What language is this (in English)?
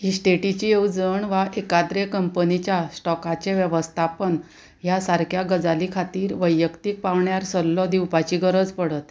Konkani